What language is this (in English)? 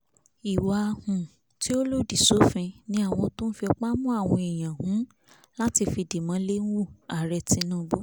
Yoruba